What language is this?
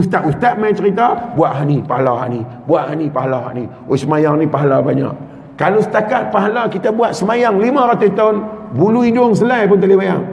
Malay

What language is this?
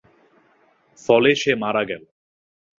Bangla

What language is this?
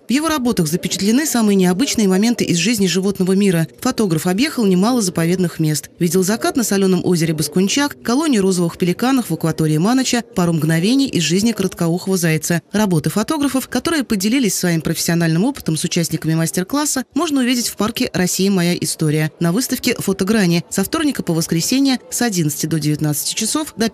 Russian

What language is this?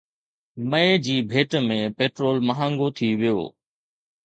Sindhi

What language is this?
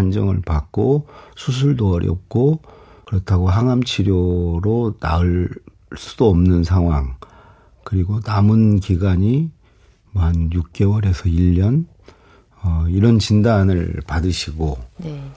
Korean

